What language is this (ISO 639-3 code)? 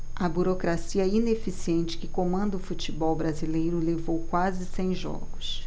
por